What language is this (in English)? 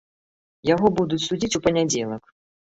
Belarusian